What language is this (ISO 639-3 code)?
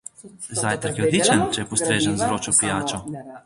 slv